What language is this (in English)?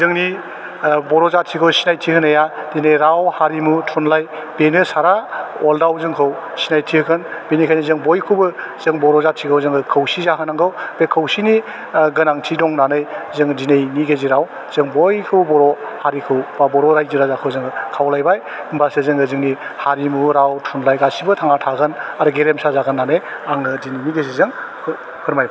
Bodo